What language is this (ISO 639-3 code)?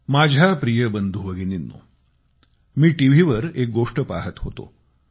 mar